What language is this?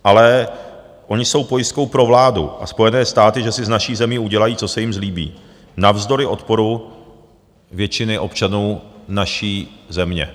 Czech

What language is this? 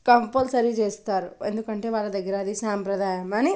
Telugu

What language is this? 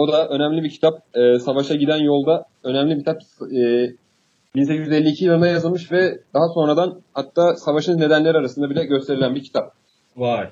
Turkish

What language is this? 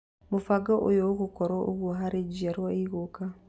Kikuyu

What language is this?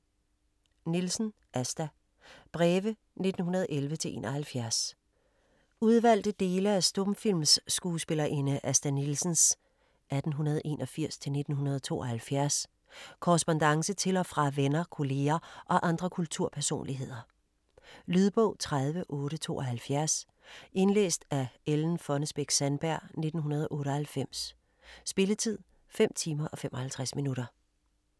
Danish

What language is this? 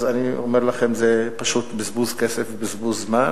Hebrew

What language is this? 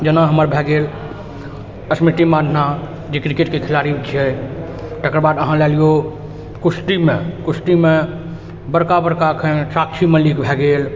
Maithili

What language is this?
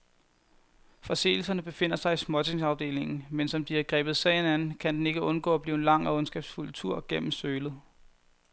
Danish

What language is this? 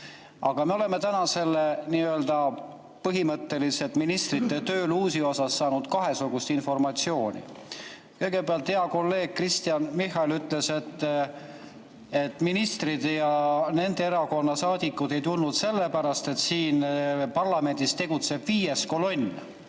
Estonian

